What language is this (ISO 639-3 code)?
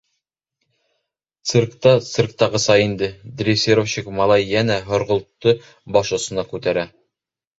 bak